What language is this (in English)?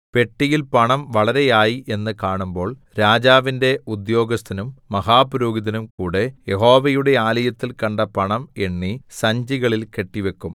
Malayalam